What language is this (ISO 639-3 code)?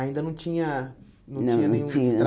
por